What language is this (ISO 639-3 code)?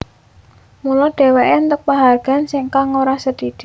jav